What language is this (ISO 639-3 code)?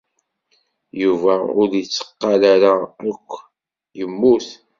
kab